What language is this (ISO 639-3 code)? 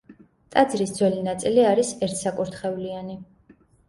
kat